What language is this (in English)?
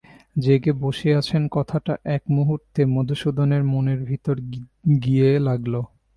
Bangla